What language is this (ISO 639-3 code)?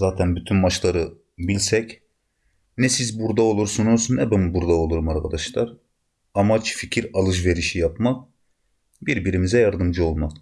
tur